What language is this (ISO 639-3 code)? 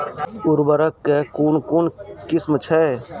mai